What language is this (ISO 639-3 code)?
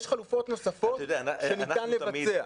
heb